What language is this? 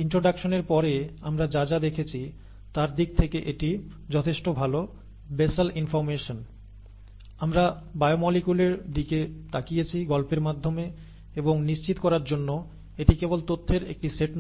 Bangla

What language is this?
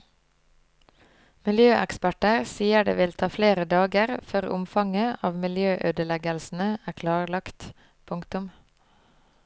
Norwegian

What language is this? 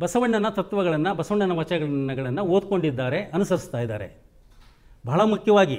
Kannada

